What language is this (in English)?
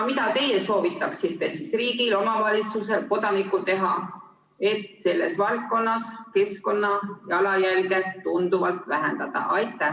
Estonian